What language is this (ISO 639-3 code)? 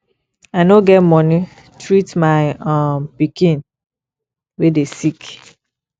pcm